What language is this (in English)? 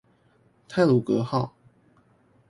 Chinese